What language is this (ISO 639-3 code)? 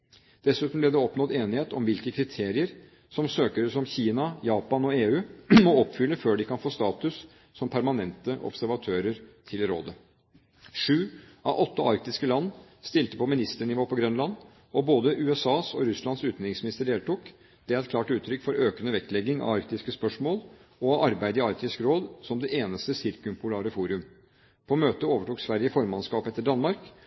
nob